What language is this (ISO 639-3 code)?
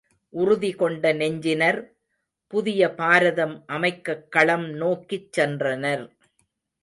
tam